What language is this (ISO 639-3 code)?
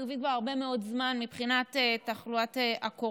heb